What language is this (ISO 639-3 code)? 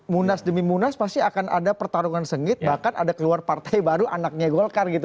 ind